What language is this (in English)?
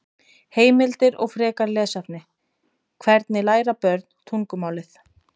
Icelandic